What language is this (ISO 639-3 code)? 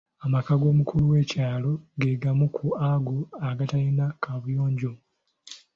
lug